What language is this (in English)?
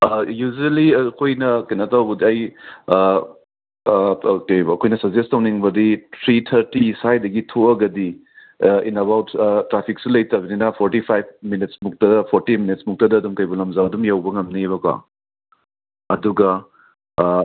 Manipuri